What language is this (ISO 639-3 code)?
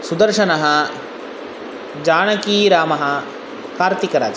san